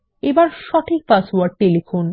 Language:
Bangla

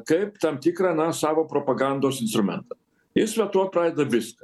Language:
Lithuanian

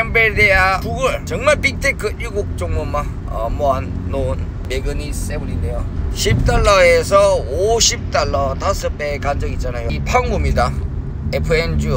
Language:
Korean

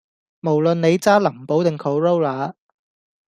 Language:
Cantonese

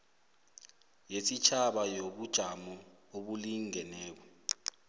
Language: South Ndebele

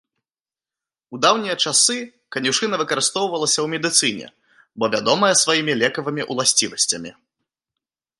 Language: Belarusian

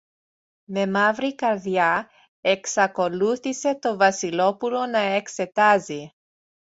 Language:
Greek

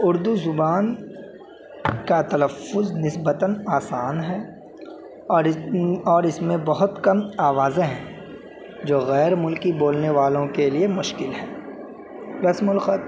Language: Urdu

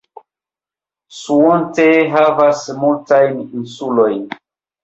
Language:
Esperanto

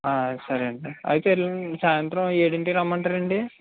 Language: Telugu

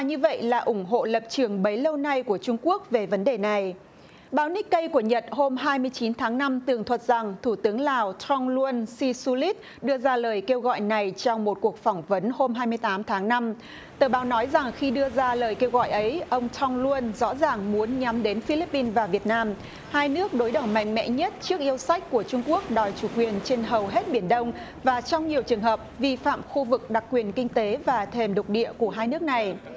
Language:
Vietnamese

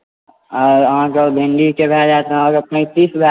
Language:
Maithili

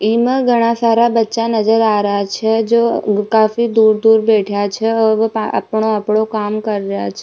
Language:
Rajasthani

